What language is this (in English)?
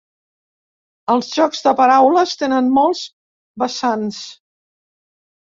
Catalan